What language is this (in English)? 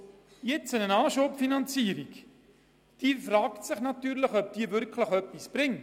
Swiss German